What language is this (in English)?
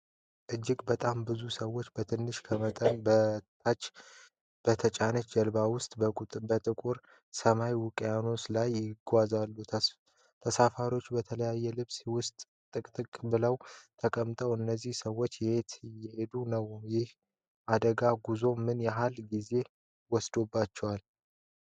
Amharic